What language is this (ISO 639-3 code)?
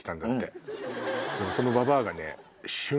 jpn